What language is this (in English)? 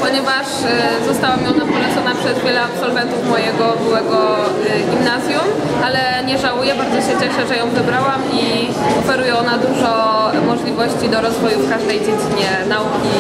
Polish